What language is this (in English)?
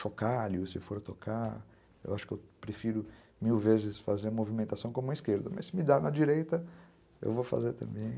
Portuguese